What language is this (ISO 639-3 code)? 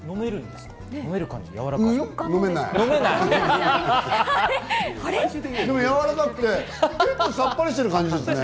jpn